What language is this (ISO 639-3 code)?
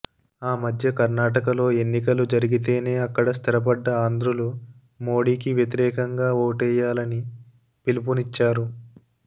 tel